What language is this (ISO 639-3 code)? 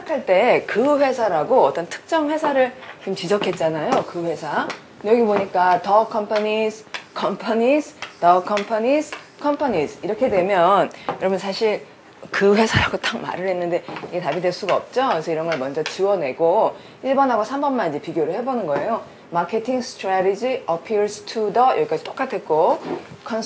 kor